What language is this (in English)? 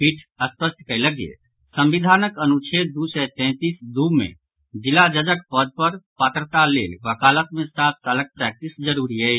Maithili